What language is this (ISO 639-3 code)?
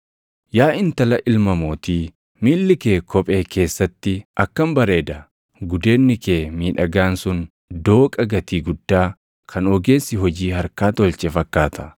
orm